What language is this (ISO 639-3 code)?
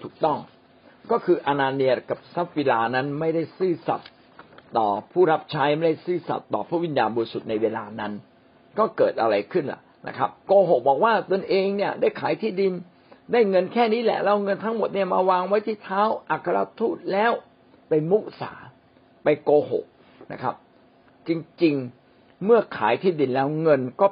tha